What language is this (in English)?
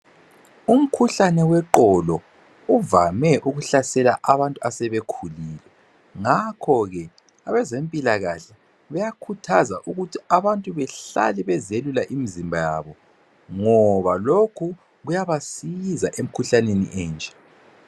North Ndebele